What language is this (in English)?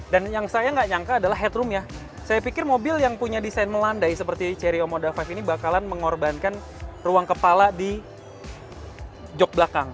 Indonesian